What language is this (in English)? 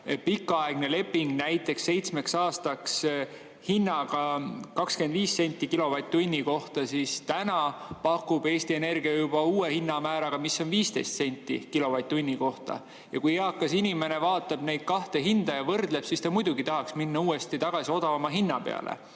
Estonian